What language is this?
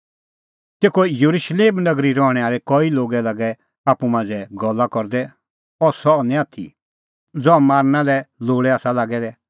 Kullu Pahari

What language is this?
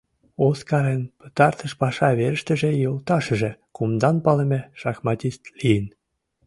Mari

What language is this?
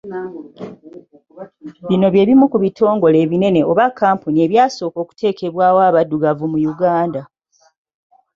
Ganda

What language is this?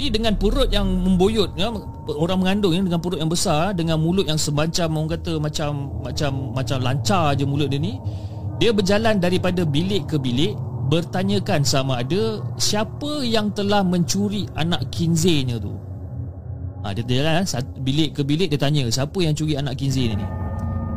Malay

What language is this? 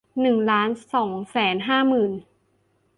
Thai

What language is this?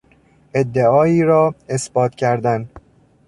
Persian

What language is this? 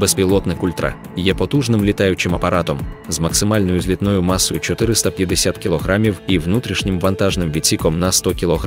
Ukrainian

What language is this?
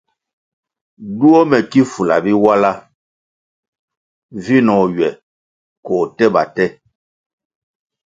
Kwasio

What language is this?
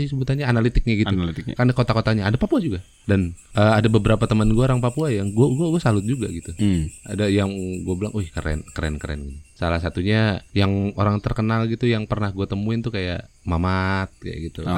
Indonesian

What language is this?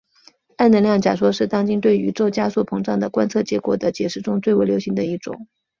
Chinese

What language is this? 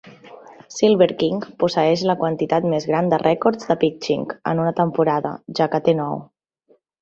Catalan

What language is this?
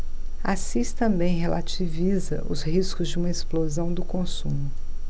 Portuguese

